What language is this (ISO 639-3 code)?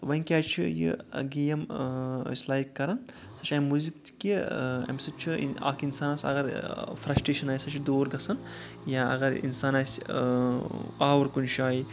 kas